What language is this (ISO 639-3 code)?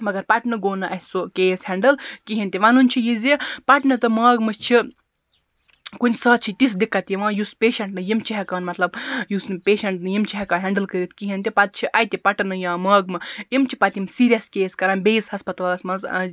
kas